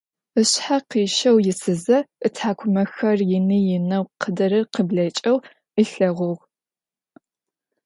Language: Adyghe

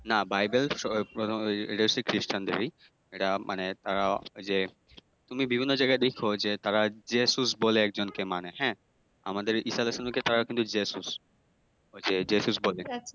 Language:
Bangla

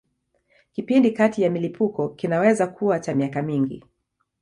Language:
Swahili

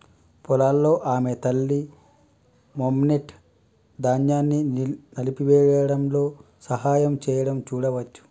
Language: Telugu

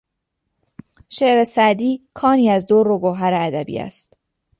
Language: Persian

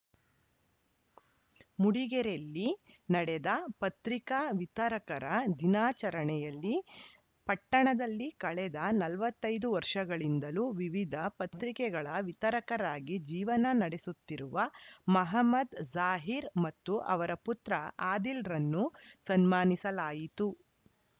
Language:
Kannada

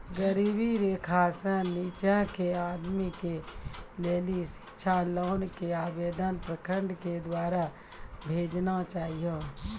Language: Maithili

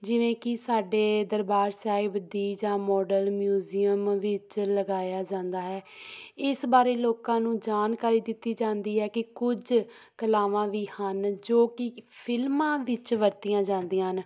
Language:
Punjabi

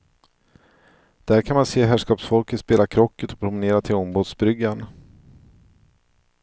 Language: Swedish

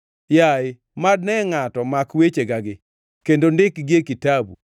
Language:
Luo (Kenya and Tanzania)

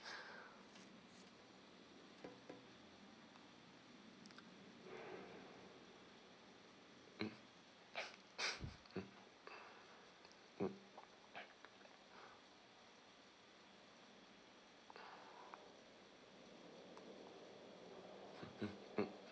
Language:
English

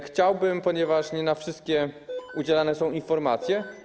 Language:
Polish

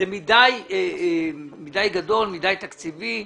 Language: Hebrew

